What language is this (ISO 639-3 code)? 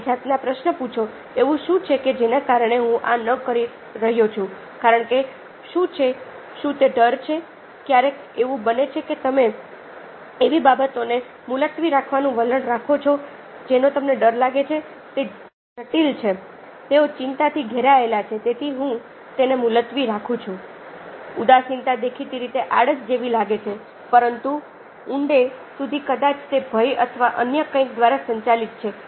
guj